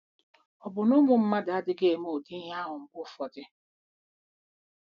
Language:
Igbo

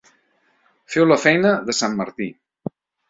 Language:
Catalan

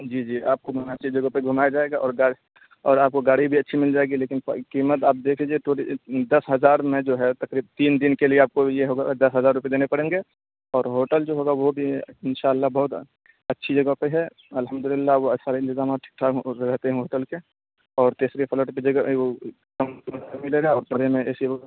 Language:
Urdu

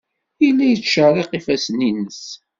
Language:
Kabyle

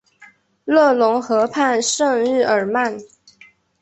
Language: Chinese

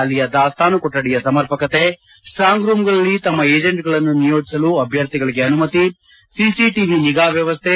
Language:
Kannada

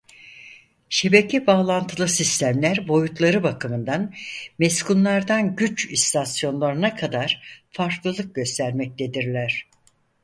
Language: Turkish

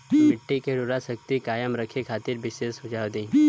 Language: Bhojpuri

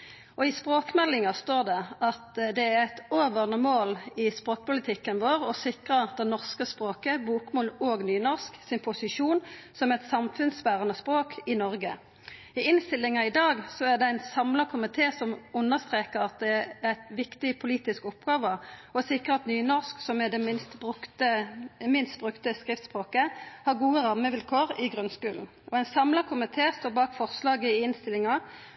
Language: Norwegian Nynorsk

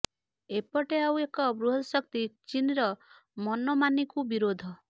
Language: Odia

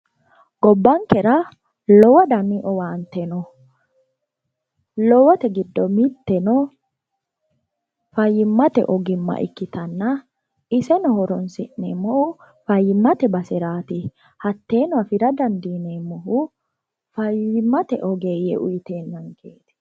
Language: Sidamo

